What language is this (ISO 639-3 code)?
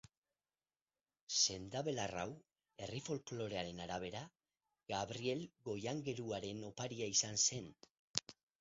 eus